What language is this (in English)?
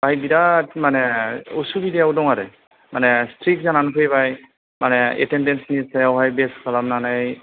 Bodo